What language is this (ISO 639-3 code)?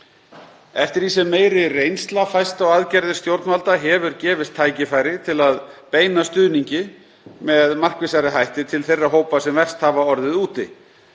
isl